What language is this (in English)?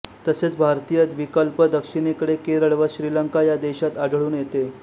Marathi